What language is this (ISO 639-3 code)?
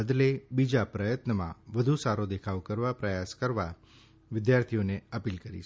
guj